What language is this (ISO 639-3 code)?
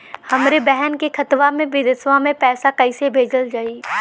bho